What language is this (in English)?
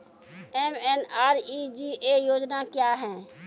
Maithili